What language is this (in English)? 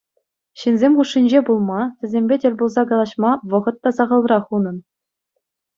Chuvash